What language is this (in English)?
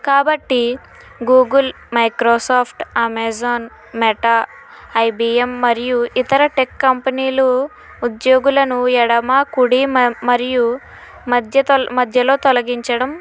Telugu